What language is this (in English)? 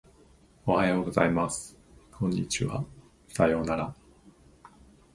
Japanese